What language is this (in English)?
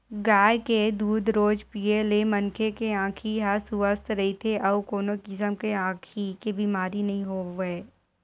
Chhattisgarhi